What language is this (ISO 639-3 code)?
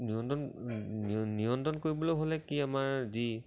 asm